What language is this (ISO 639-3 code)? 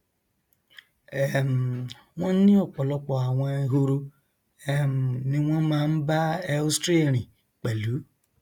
yor